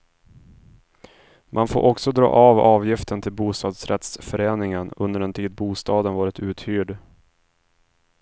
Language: Swedish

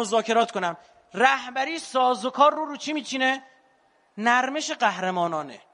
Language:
Persian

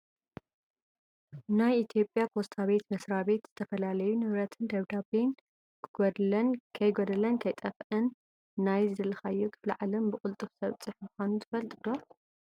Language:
Tigrinya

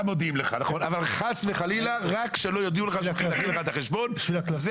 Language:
Hebrew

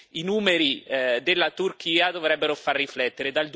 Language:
Italian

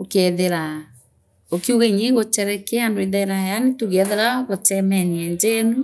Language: Meru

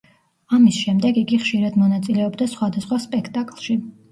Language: Georgian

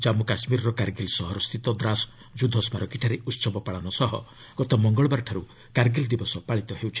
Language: Odia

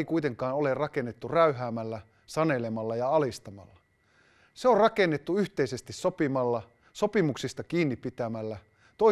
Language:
Finnish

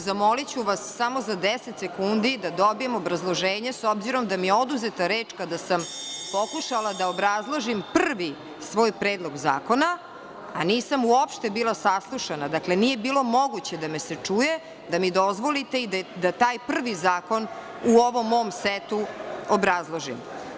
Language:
Serbian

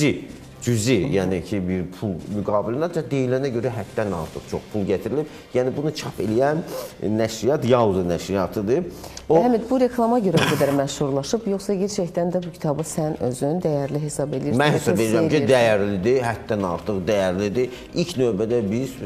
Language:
Turkish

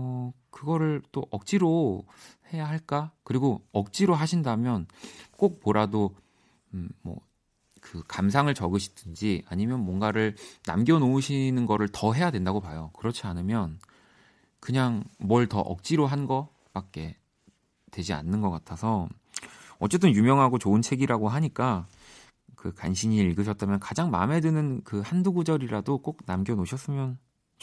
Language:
Korean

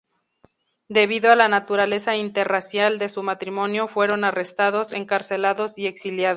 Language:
Spanish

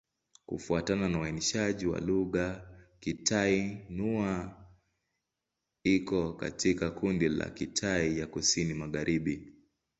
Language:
Swahili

